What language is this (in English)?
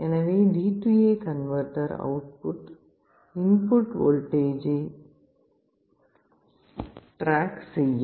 Tamil